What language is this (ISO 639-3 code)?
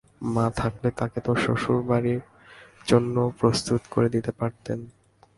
ben